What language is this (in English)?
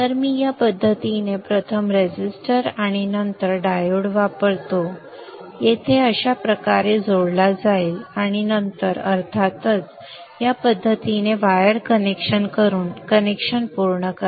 Marathi